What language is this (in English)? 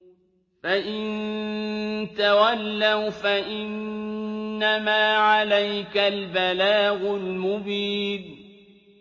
Arabic